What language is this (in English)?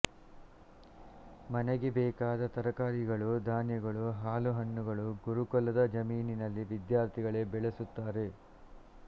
Kannada